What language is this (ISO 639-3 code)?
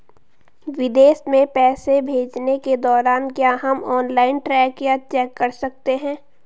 hin